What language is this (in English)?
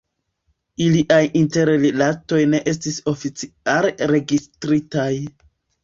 Esperanto